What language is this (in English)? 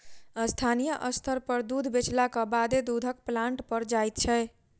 Maithili